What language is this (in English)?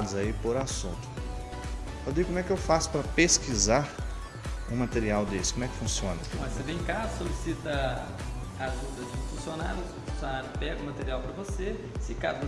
Portuguese